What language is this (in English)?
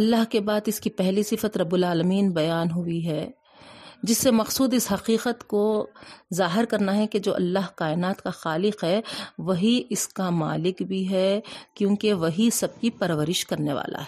Urdu